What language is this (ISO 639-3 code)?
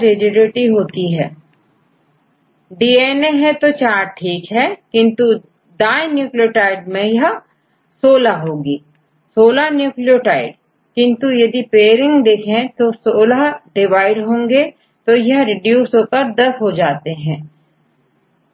hin